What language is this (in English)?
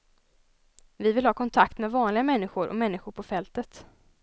Swedish